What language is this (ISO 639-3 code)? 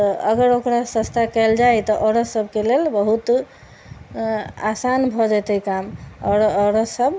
mai